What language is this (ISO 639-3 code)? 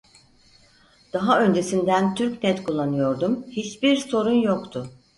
tur